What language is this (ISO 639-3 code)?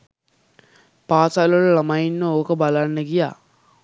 sin